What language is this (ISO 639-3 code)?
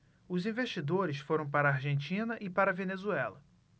por